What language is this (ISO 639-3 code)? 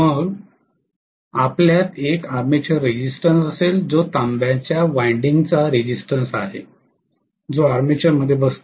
mar